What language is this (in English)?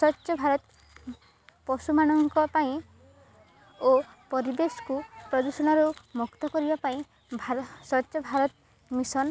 Odia